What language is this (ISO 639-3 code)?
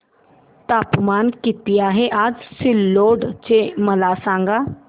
mar